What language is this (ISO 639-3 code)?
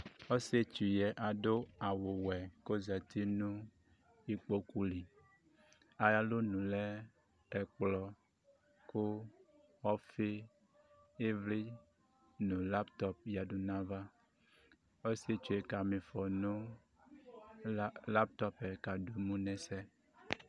kpo